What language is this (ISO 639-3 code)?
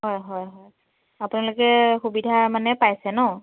asm